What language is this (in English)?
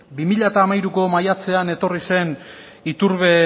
Basque